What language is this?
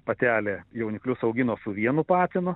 Lithuanian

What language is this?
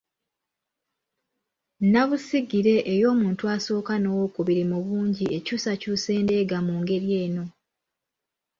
Ganda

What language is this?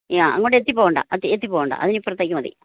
Malayalam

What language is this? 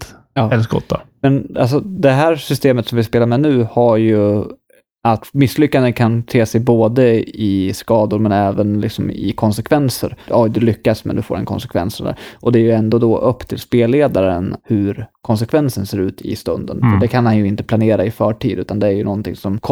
Swedish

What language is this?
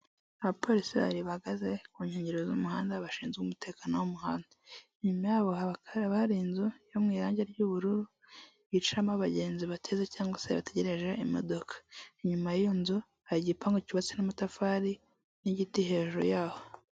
Kinyarwanda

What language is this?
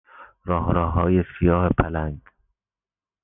Persian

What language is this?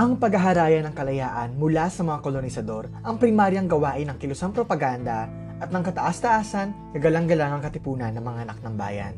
Filipino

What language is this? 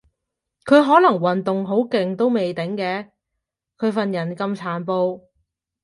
Cantonese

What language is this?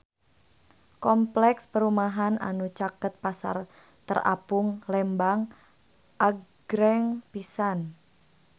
Sundanese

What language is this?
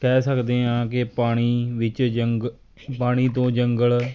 Punjabi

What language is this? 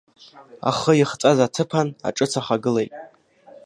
Abkhazian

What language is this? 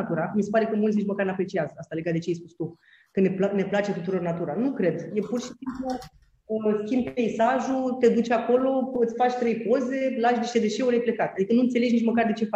Romanian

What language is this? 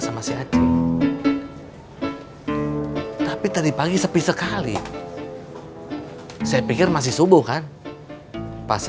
Indonesian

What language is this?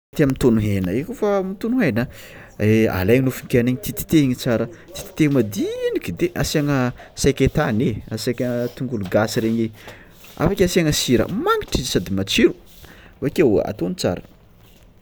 Tsimihety Malagasy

